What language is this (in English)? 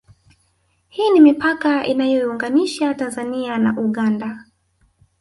Swahili